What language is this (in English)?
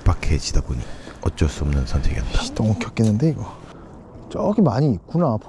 Korean